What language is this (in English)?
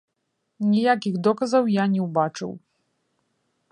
Belarusian